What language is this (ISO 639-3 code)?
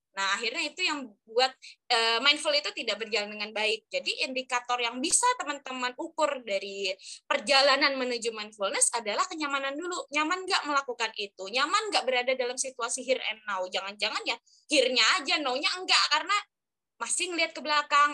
ind